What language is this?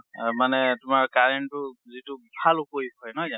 Assamese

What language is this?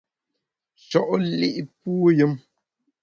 Bamun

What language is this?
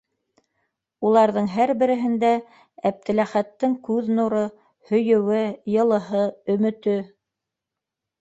Bashkir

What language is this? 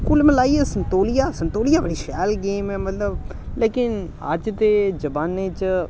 Dogri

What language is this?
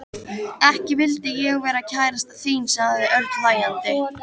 Icelandic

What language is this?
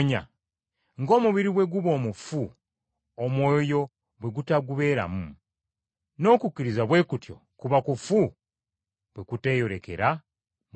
Ganda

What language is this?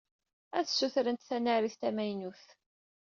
Kabyle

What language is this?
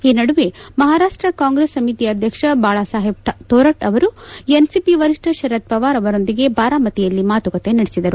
Kannada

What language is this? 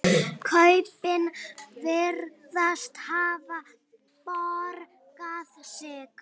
Icelandic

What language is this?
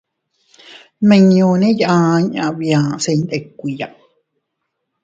Teutila Cuicatec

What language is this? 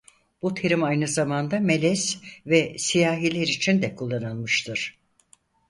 Turkish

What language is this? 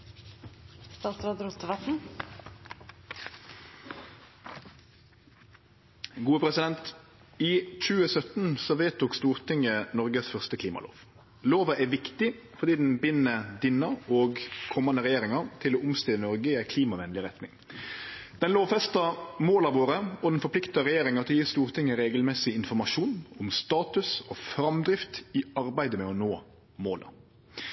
Norwegian Nynorsk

